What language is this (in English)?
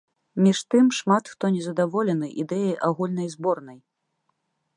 Belarusian